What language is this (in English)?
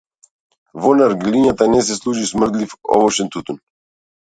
Macedonian